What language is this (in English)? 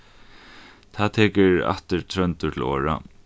Faroese